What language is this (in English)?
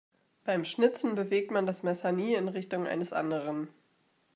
German